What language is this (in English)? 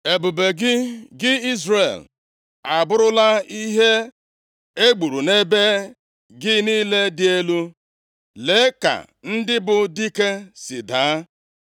Igbo